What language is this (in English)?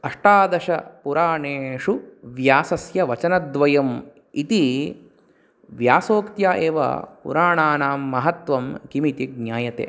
Sanskrit